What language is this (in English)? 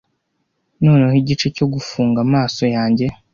Kinyarwanda